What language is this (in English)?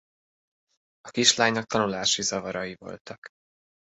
Hungarian